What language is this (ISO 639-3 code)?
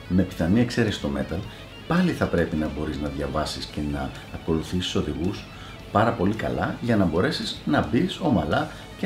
ell